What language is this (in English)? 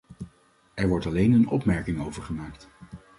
Dutch